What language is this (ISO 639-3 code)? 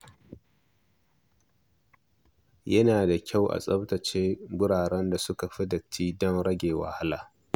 hau